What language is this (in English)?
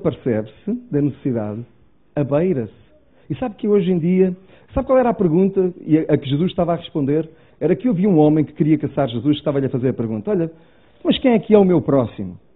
Portuguese